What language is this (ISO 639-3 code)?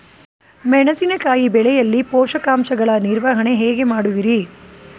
kan